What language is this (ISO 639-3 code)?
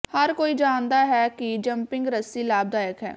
pan